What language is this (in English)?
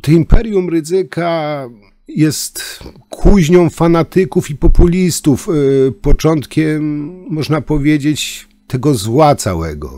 Polish